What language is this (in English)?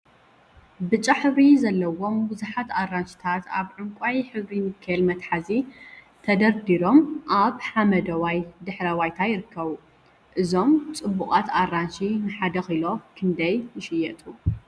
Tigrinya